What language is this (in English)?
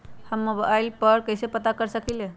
Magahi